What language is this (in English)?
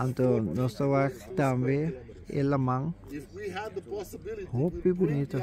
Portuguese